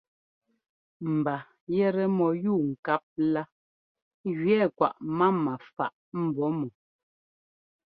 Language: Ngomba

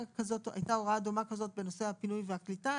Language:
Hebrew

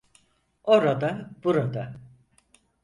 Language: Turkish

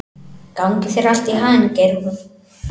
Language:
Icelandic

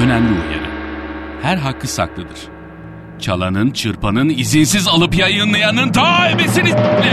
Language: Turkish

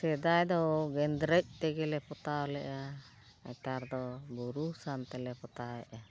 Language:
Santali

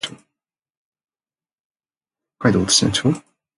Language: Japanese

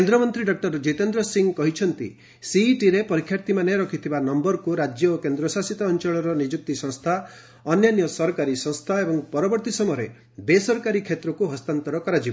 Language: Odia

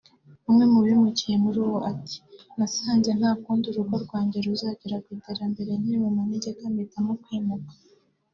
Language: Kinyarwanda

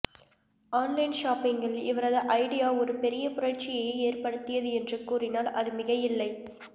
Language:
Tamil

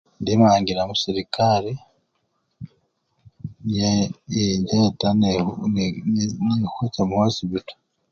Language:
Luyia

